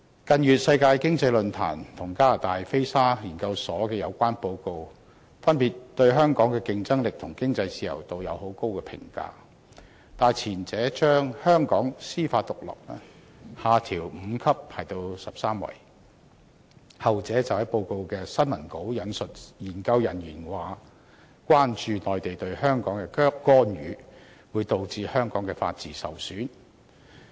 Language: Cantonese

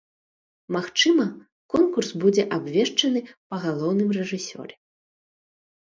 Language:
Belarusian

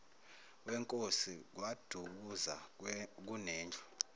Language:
Zulu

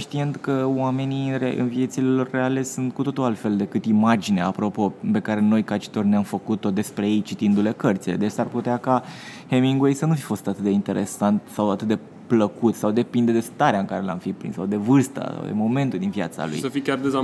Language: Romanian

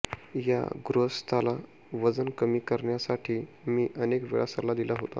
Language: Marathi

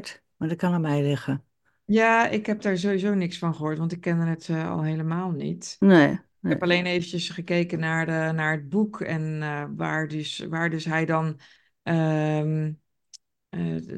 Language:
Dutch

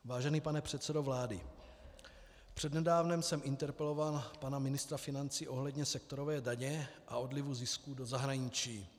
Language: Czech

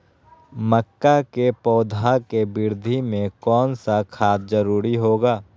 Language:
Magahi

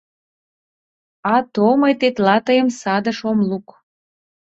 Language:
Mari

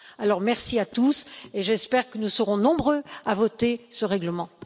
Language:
French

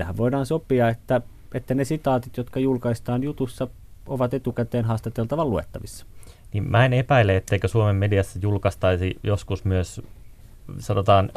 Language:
Finnish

